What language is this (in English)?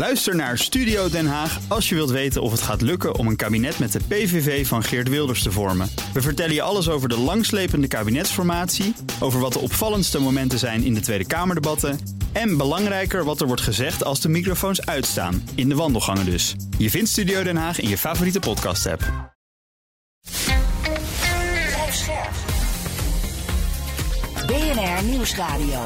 Dutch